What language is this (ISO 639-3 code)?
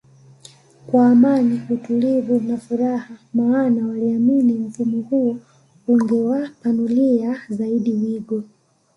swa